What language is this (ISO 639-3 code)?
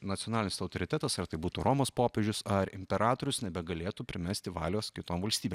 lit